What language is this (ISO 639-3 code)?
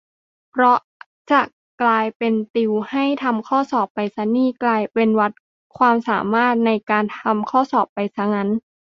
tha